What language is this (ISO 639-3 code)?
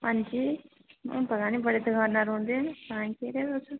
doi